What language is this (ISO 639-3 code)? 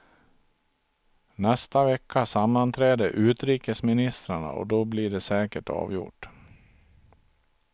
swe